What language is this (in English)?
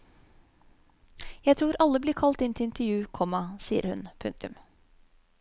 Norwegian